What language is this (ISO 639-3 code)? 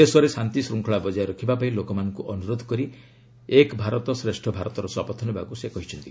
ori